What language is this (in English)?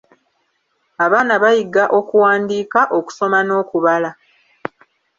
Ganda